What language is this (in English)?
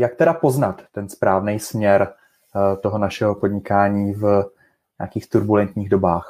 Czech